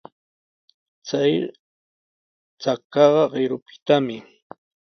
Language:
Sihuas Ancash Quechua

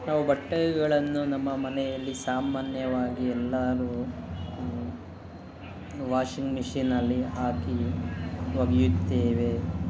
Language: Kannada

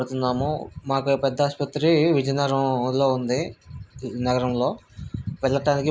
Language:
Telugu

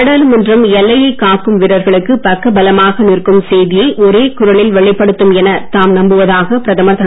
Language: Tamil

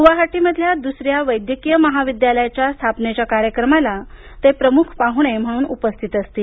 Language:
Marathi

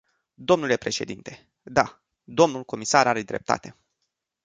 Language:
Romanian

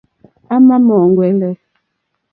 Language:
Mokpwe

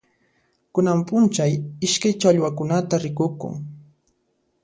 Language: Puno Quechua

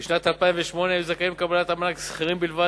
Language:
Hebrew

